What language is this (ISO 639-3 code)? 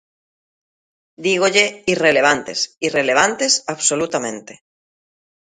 glg